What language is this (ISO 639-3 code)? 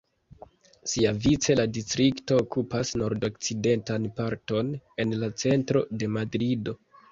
epo